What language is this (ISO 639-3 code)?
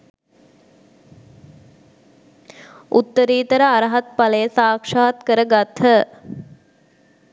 sin